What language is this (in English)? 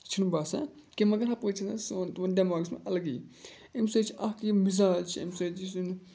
Kashmiri